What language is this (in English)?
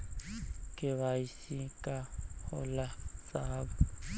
Bhojpuri